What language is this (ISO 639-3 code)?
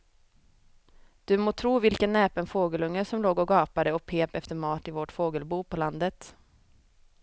swe